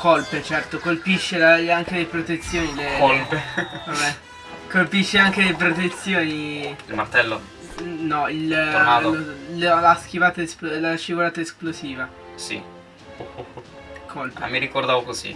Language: Italian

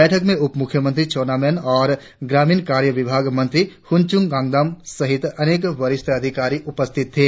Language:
Hindi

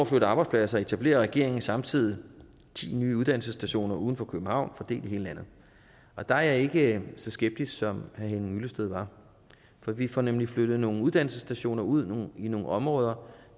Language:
Danish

